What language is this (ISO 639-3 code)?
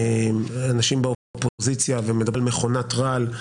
heb